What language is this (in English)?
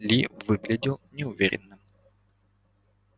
Russian